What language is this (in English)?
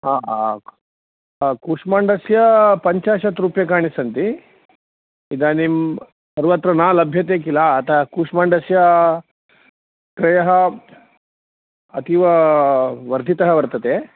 Sanskrit